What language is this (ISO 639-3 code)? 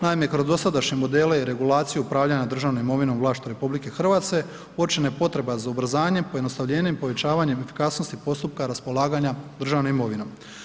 hrv